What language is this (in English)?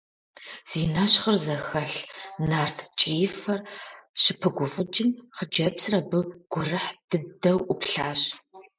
Kabardian